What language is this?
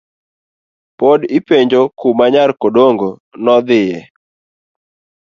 Luo (Kenya and Tanzania)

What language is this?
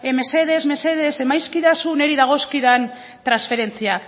Basque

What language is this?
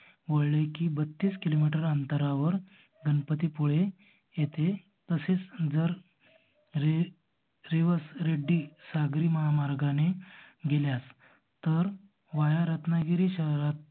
Marathi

